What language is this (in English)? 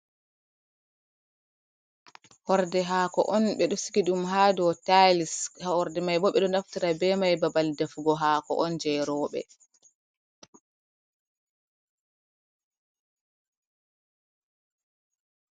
Fula